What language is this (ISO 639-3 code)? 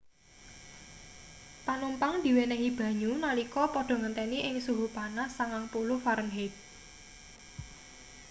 jav